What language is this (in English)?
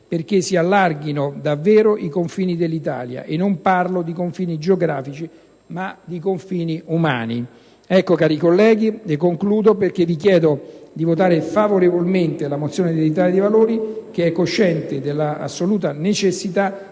Italian